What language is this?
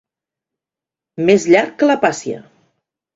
Catalan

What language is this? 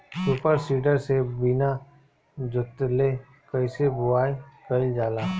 Bhojpuri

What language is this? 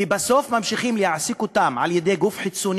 Hebrew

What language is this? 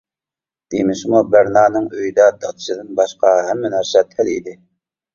Uyghur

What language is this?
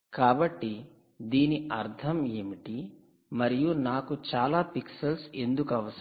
Telugu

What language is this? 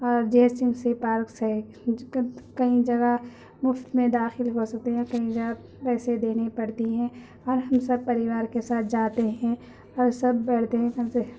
Urdu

